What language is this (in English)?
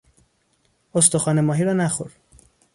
Persian